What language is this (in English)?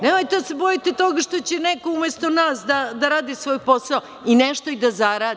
Serbian